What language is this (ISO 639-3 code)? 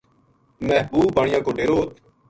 gju